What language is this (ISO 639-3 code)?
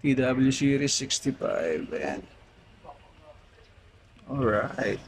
fil